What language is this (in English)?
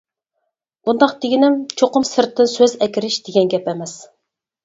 Uyghur